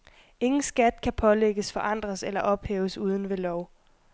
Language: Danish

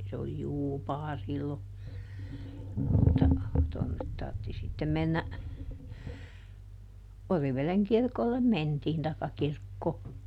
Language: Finnish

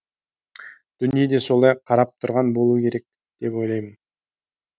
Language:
Kazakh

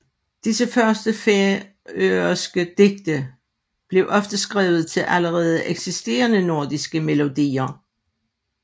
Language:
Danish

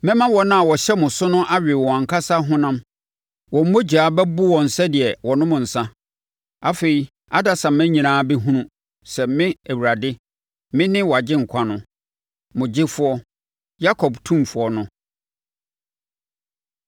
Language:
Akan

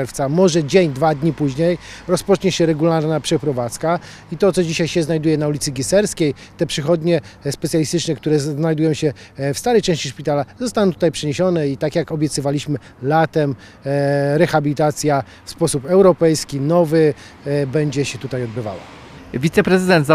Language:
Polish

